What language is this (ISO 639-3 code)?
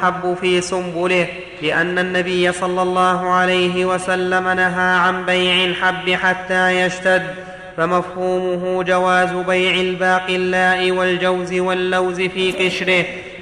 ara